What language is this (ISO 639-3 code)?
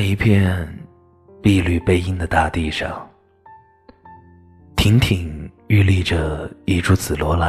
zho